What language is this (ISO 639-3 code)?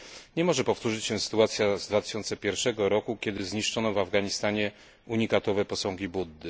pol